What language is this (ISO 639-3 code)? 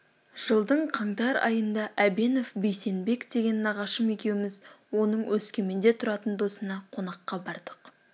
kaz